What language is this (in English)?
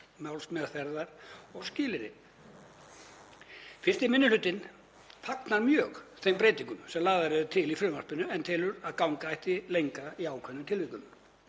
Icelandic